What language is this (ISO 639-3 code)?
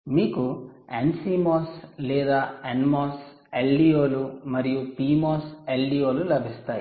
tel